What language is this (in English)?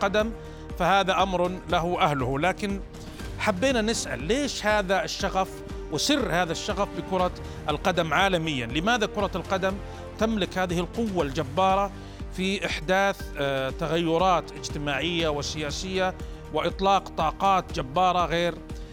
Arabic